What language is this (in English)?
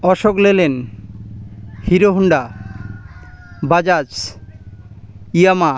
Bangla